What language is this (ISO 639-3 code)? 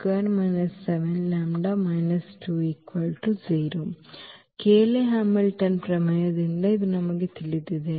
kan